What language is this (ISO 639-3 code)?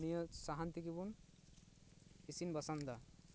sat